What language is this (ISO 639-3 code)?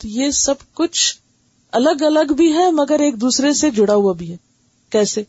urd